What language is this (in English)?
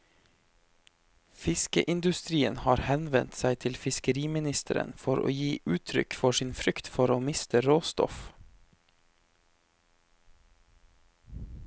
Norwegian